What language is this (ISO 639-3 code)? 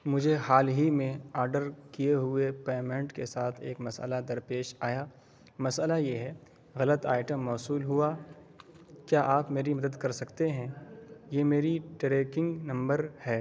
urd